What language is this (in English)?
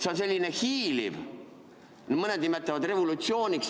Estonian